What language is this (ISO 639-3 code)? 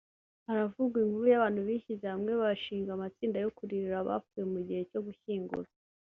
kin